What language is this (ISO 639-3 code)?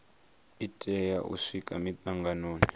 ven